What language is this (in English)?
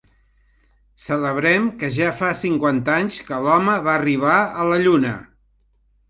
Catalan